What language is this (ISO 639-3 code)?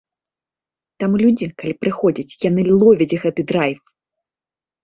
bel